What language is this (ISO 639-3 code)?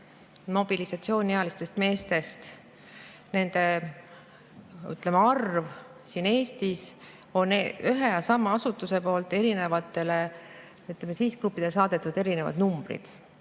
est